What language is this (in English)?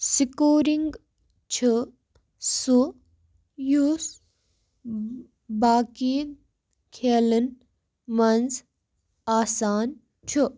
Kashmiri